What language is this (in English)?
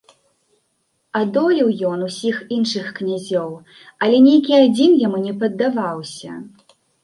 Belarusian